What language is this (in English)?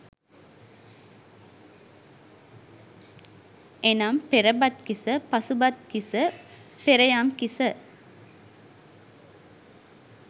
Sinhala